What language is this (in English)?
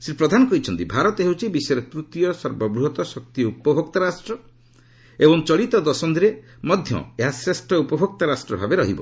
Odia